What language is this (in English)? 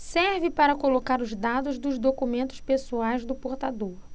Portuguese